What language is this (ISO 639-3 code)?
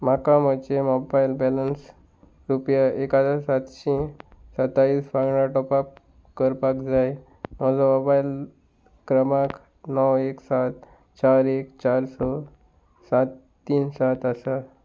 kok